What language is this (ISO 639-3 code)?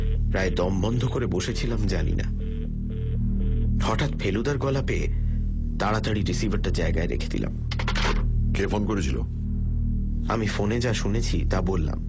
ben